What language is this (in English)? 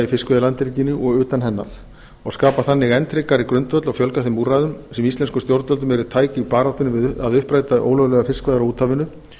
Icelandic